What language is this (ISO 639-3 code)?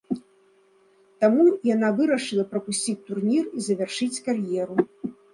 bel